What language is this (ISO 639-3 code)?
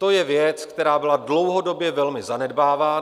ces